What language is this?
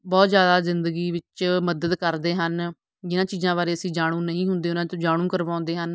Punjabi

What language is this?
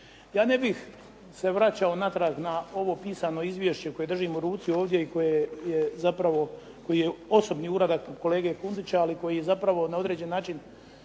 Croatian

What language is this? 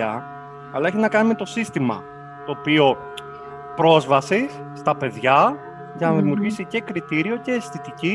Greek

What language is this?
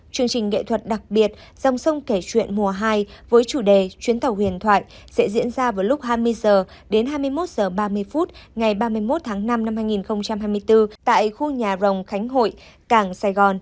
Vietnamese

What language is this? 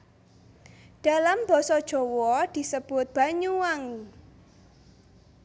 Javanese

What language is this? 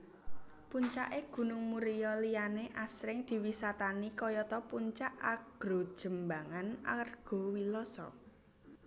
Javanese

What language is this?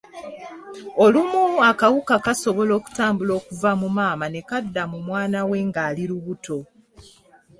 Ganda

